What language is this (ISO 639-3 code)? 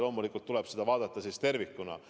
est